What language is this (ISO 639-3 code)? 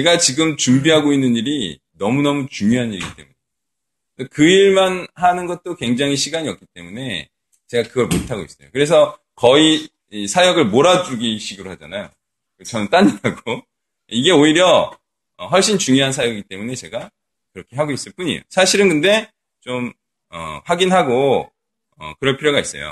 kor